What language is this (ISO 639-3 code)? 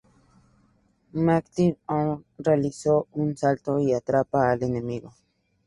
spa